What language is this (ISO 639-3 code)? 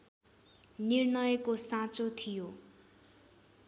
nep